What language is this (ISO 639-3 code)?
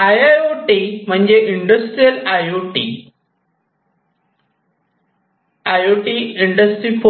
mar